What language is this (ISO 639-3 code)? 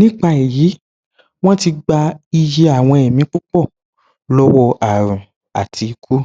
yor